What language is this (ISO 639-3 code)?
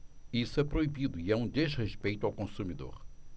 por